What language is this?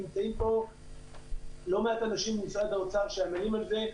Hebrew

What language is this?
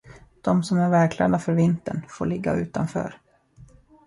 Swedish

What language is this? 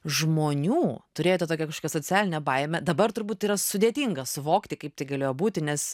Lithuanian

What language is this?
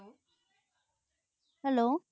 Punjabi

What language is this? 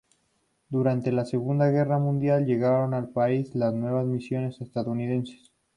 Spanish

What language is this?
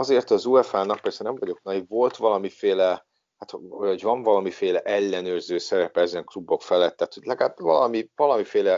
Hungarian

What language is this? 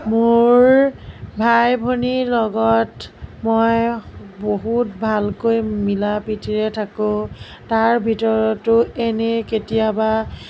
Assamese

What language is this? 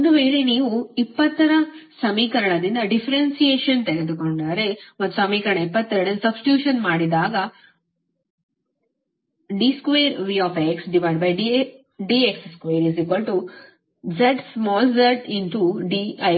Kannada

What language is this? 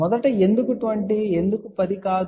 Telugu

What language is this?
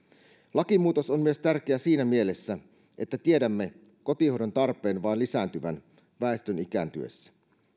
Finnish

